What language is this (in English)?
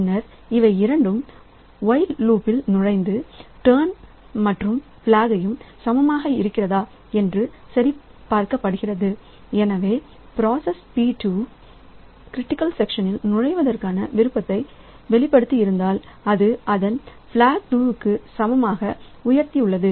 Tamil